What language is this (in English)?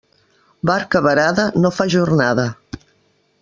Catalan